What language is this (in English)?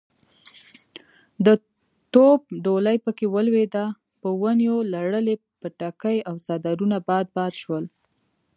Pashto